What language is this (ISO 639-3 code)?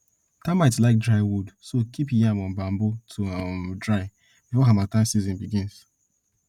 pcm